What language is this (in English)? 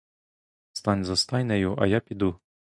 Ukrainian